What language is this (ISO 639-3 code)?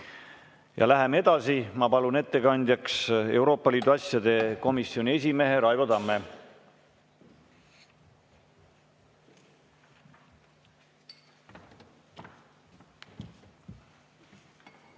est